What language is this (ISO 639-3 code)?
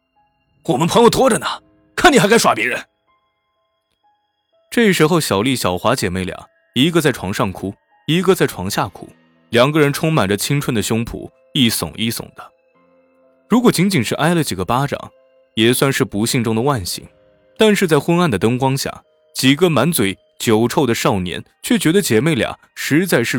zho